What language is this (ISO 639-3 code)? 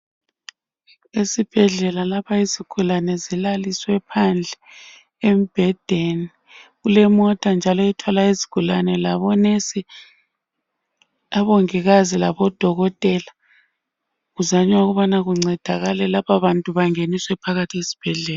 nde